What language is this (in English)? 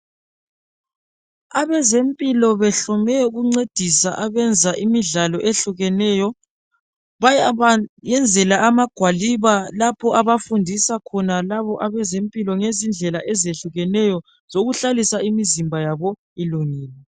North Ndebele